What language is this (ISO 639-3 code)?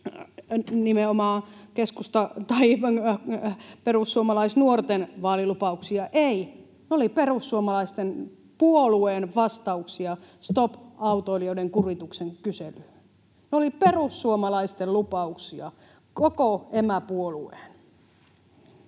fin